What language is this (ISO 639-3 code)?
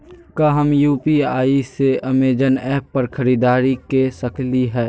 mag